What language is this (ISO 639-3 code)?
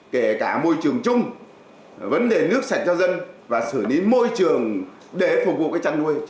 vie